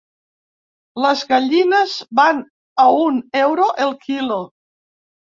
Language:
Catalan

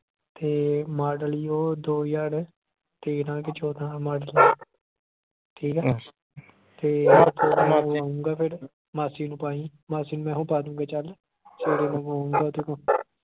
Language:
Punjabi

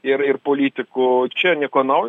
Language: Lithuanian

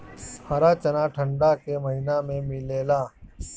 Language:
Bhojpuri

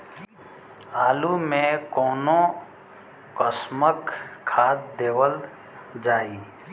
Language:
Bhojpuri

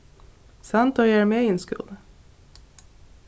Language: Faroese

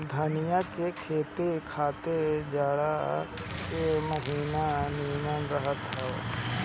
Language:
Bhojpuri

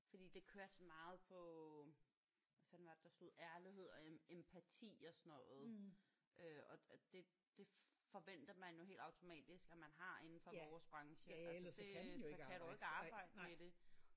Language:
Danish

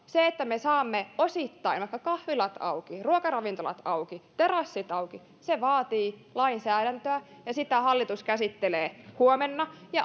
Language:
Finnish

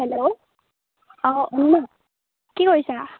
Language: Assamese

